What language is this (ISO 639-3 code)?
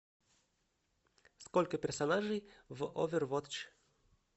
rus